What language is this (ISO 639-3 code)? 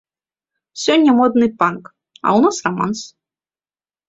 bel